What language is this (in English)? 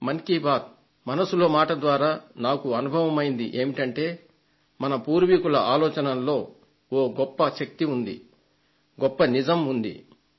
Telugu